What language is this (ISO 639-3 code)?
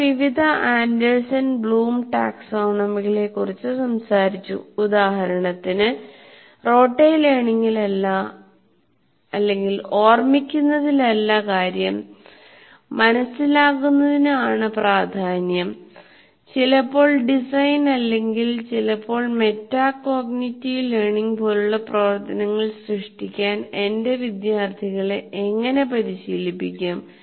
mal